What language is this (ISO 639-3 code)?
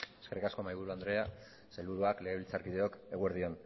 eus